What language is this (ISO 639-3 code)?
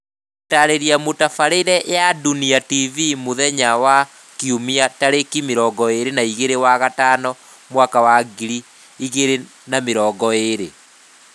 kik